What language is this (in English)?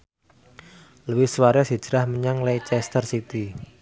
Javanese